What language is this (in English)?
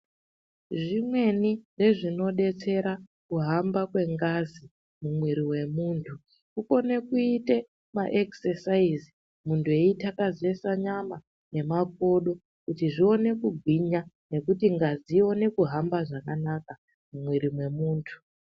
Ndau